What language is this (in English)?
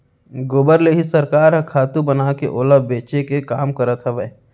Chhattisgarhi